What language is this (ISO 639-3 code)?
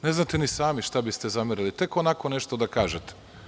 srp